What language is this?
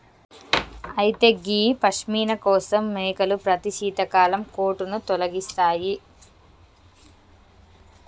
Telugu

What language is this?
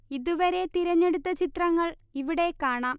Malayalam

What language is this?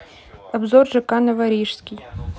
Russian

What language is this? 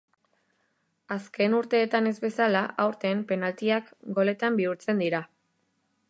Basque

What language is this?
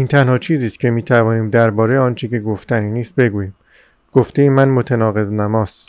Persian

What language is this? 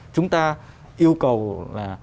Vietnamese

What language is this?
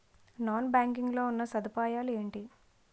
Telugu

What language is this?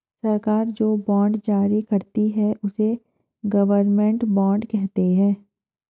Hindi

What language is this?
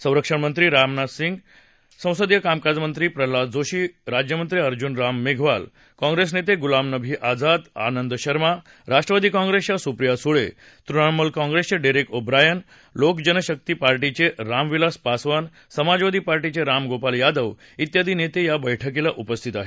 Marathi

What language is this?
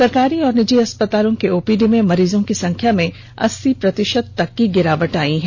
Hindi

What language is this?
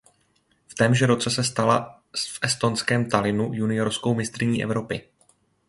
Czech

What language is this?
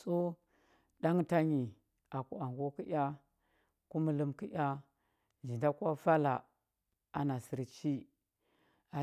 Huba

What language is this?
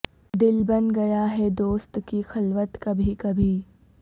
Urdu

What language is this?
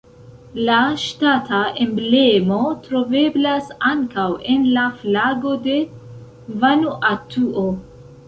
Esperanto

